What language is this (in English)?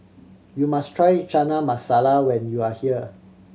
English